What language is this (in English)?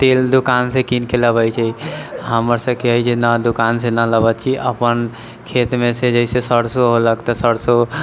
Maithili